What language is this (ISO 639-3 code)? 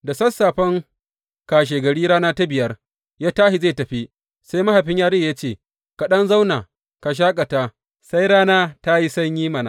hau